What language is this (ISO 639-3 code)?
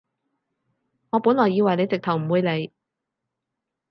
yue